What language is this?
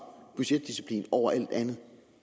Danish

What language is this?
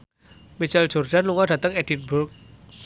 Javanese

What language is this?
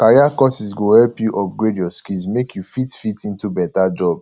Nigerian Pidgin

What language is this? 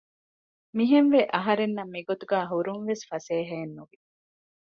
Divehi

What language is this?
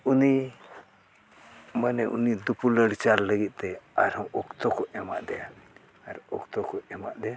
Santali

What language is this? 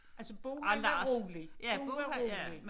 Danish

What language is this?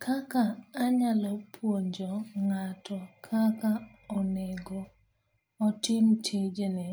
Luo (Kenya and Tanzania)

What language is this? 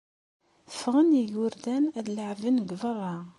Kabyle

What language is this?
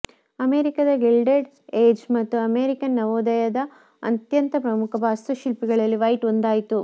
Kannada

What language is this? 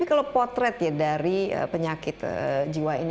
Indonesian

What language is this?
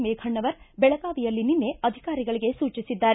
Kannada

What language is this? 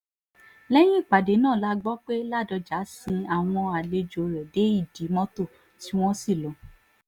Yoruba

